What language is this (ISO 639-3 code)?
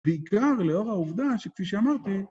heb